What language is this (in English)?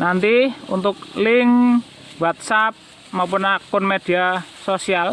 Indonesian